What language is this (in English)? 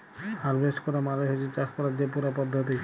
Bangla